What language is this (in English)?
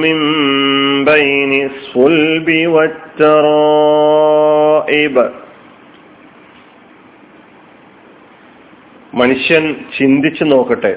Malayalam